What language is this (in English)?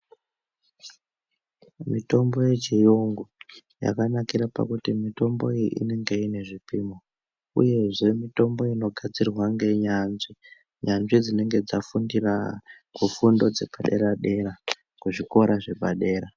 Ndau